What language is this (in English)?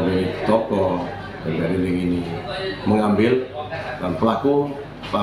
Indonesian